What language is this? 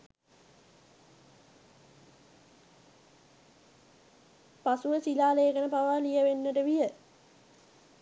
Sinhala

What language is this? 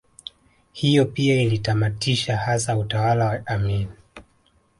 Swahili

